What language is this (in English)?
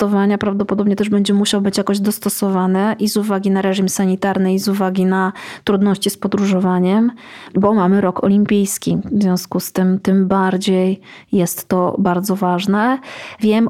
Polish